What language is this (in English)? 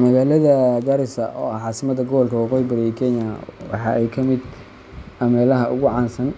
Somali